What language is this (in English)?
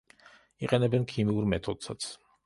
Georgian